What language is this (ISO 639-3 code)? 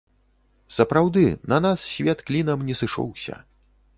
bel